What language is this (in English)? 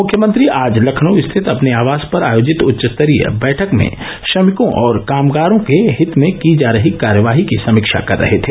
Hindi